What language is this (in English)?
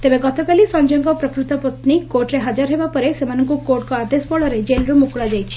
Odia